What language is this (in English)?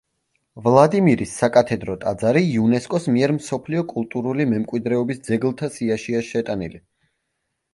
Georgian